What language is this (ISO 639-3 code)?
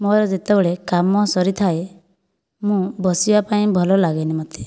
ori